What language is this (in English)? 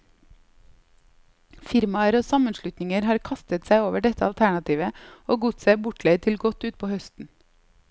Norwegian